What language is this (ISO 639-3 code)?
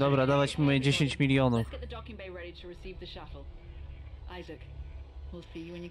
pol